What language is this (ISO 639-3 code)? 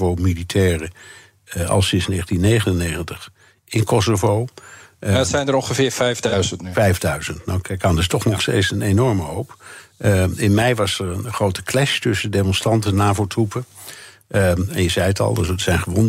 nld